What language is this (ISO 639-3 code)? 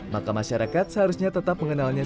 ind